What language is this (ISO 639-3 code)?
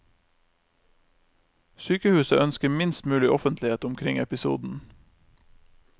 nor